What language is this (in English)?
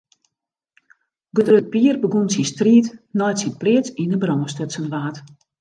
Western Frisian